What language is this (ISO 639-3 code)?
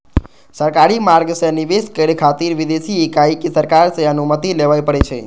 mai